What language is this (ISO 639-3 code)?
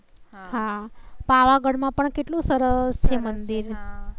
guj